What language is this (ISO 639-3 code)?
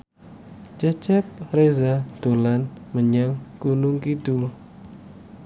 jav